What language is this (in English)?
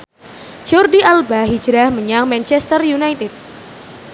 Javanese